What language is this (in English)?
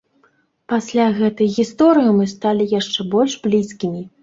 Belarusian